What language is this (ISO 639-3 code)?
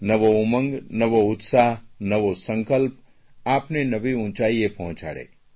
guj